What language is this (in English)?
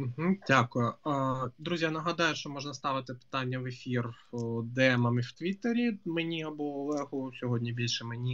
Ukrainian